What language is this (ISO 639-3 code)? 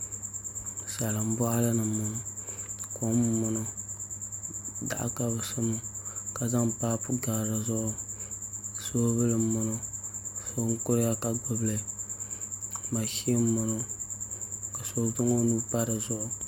dag